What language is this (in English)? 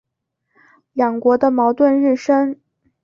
Chinese